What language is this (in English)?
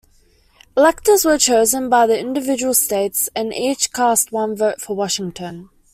English